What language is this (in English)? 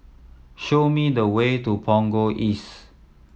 English